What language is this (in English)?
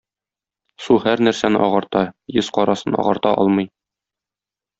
Tatar